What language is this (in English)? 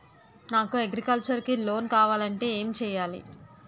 Telugu